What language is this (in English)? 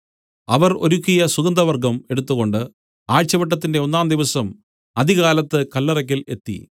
Malayalam